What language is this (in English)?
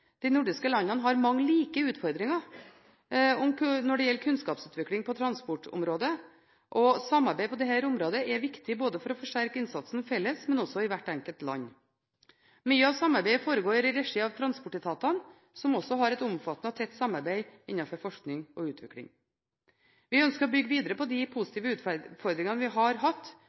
Norwegian Bokmål